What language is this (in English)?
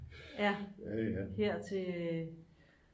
Danish